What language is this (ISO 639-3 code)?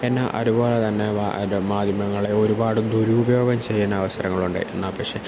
mal